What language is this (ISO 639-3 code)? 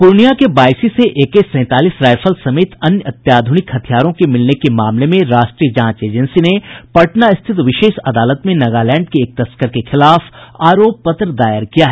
hin